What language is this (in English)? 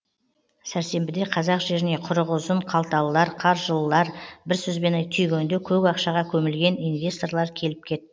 Kazakh